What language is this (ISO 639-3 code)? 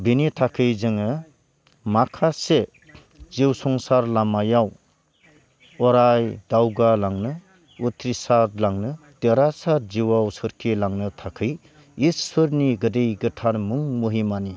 brx